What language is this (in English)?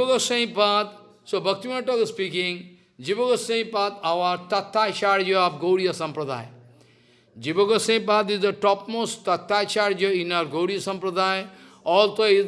English